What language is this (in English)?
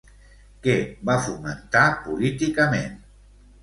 Catalan